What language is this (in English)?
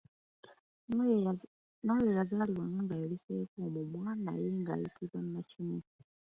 Ganda